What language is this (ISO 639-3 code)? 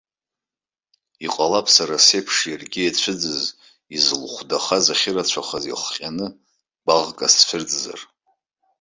abk